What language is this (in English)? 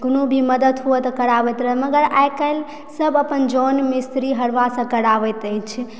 Maithili